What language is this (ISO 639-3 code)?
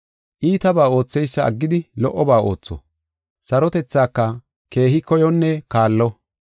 gof